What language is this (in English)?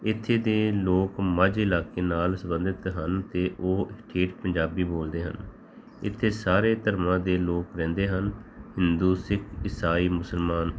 Punjabi